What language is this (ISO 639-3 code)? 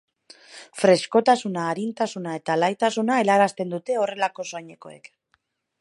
eus